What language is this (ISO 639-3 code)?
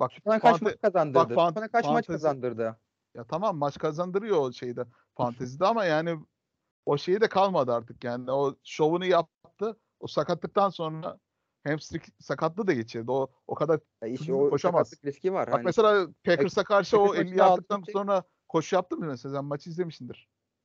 tur